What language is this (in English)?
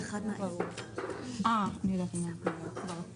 Hebrew